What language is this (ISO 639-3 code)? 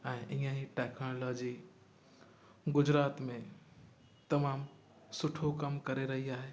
snd